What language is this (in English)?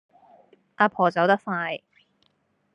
Cantonese